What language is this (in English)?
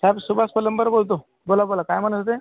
Marathi